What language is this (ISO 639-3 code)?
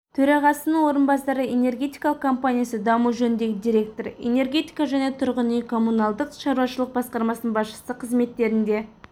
kaz